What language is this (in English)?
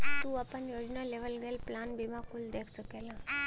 Bhojpuri